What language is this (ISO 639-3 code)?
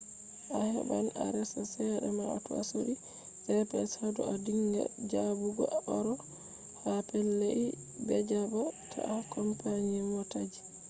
ful